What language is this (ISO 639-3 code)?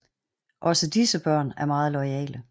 dan